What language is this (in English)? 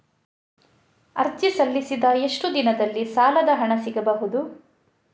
Kannada